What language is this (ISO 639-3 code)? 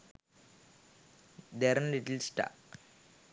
sin